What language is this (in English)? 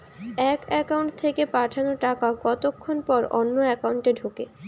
Bangla